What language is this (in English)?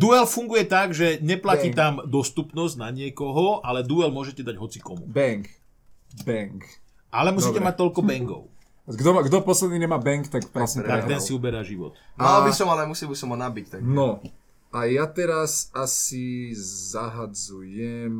Slovak